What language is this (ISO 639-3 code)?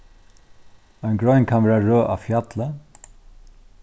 fao